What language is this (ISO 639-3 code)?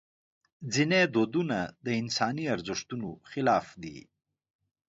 pus